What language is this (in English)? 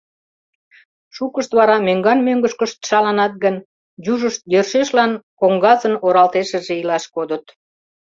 Mari